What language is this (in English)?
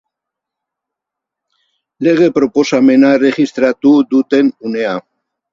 Basque